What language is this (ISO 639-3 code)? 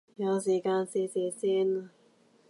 yue